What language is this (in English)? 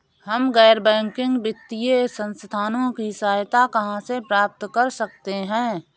Hindi